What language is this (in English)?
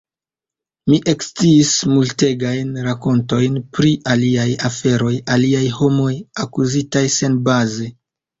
Esperanto